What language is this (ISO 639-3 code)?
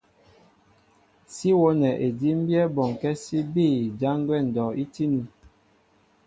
mbo